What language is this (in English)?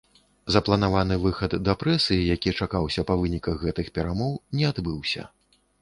Belarusian